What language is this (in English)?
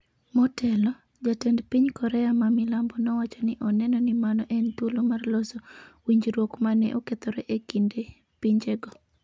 Luo (Kenya and Tanzania)